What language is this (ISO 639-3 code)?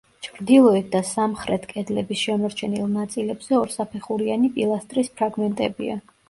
kat